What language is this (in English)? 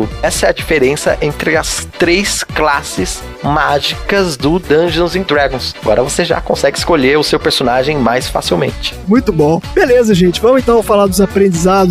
Portuguese